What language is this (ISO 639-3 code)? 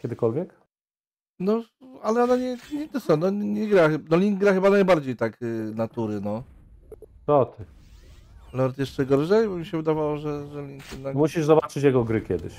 pol